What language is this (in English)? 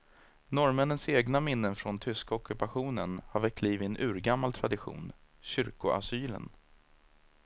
Swedish